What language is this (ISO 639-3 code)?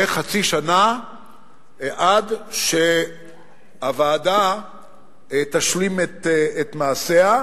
heb